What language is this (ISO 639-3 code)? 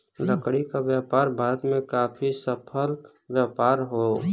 bho